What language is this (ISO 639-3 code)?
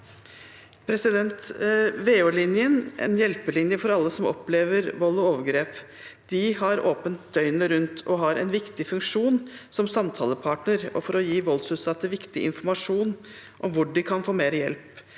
nor